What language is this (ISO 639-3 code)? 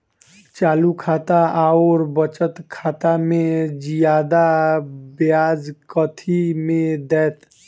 mai